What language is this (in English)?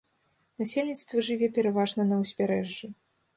Belarusian